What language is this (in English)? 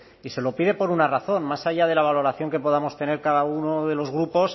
Spanish